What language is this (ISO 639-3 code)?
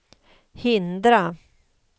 swe